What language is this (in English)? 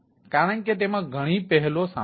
Gujarati